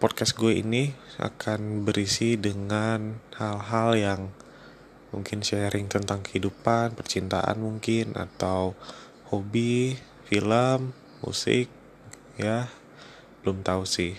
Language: Indonesian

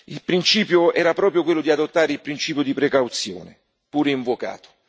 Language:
Italian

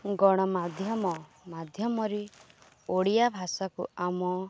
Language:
Odia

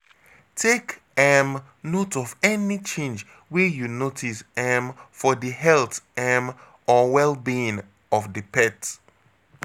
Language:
Nigerian Pidgin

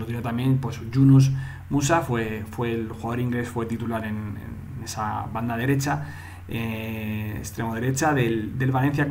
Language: Spanish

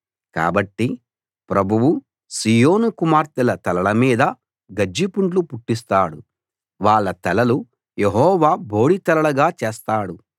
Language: Telugu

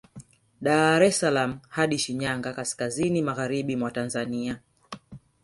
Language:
Swahili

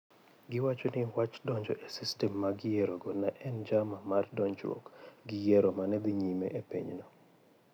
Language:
Luo (Kenya and Tanzania)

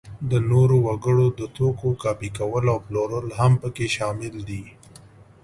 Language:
Pashto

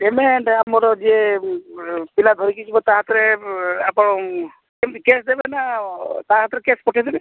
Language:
Odia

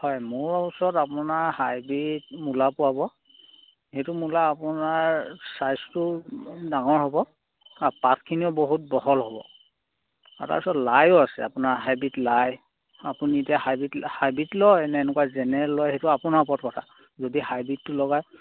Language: Assamese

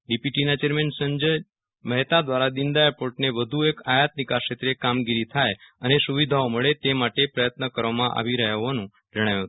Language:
Gujarati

